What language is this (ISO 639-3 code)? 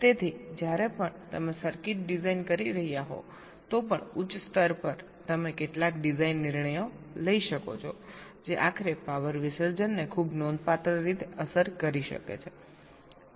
guj